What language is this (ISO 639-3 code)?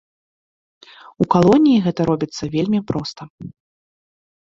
bel